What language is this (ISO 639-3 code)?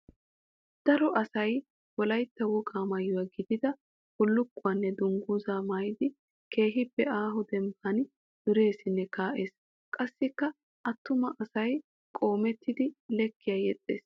wal